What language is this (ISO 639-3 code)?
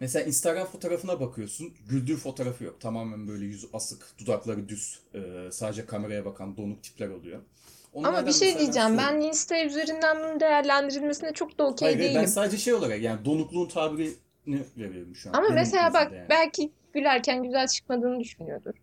tur